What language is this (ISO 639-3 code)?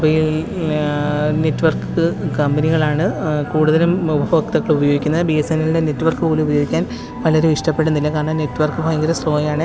mal